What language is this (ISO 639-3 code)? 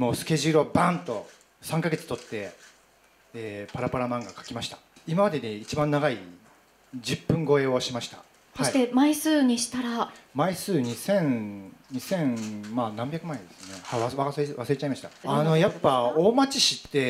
jpn